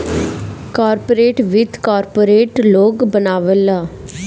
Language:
Bhojpuri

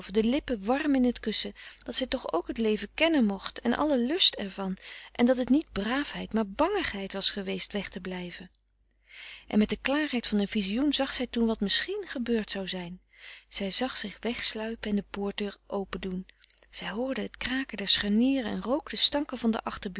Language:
Dutch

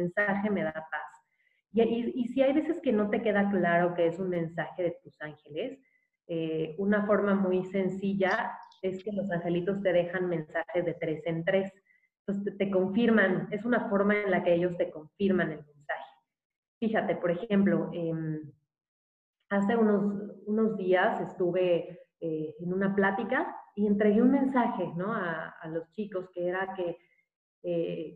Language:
Spanish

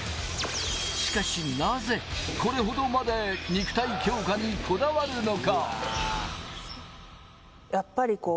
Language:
Japanese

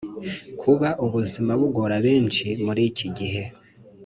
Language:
Kinyarwanda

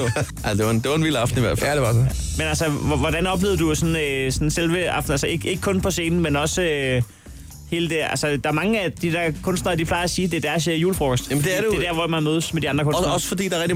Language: Danish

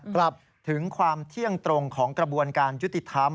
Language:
Thai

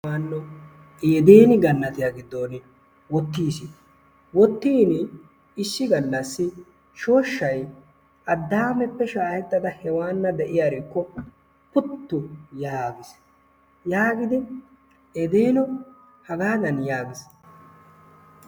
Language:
Wolaytta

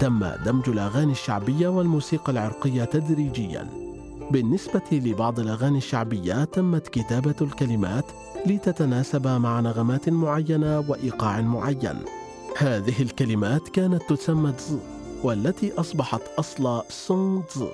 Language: Arabic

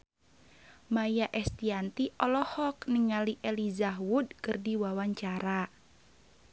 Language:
Sundanese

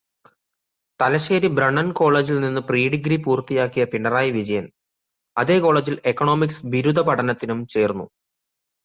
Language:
Malayalam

